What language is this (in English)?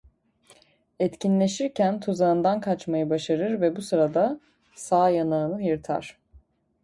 Turkish